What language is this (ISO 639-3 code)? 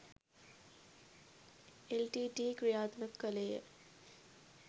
sin